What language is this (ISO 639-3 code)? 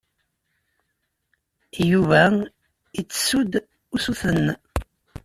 kab